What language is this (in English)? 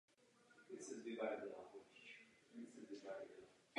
Czech